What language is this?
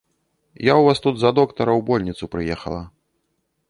Belarusian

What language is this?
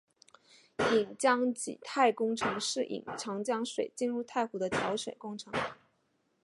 Chinese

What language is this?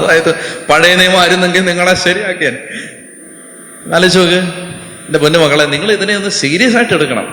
Malayalam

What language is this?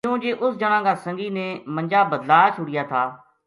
Gujari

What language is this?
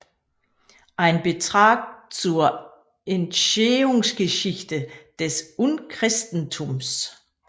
Danish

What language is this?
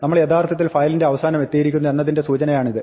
Malayalam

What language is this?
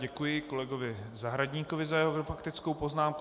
Czech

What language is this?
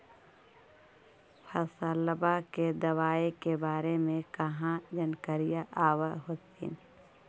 Magahi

